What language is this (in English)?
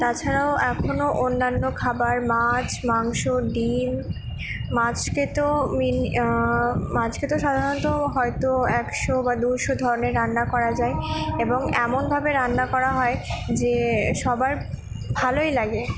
Bangla